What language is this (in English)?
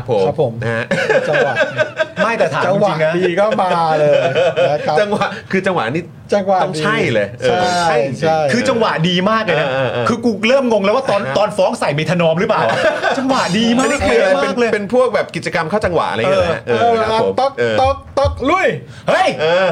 Thai